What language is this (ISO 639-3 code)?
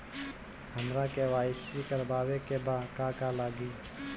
bho